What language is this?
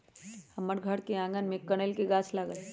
Magahi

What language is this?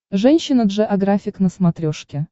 Russian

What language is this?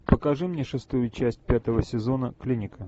Russian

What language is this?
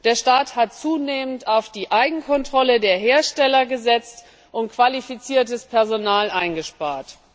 German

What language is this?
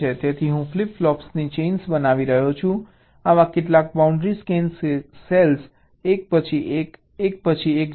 Gujarati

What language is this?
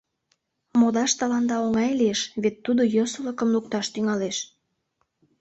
Mari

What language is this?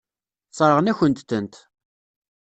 Kabyle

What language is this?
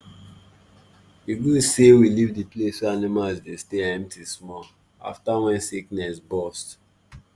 Nigerian Pidgin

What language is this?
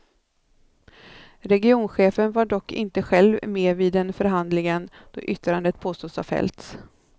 Swedish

